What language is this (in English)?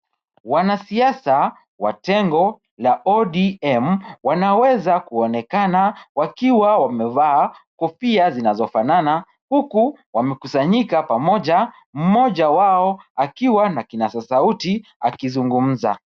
Swahili